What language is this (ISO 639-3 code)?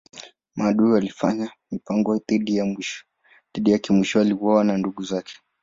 swa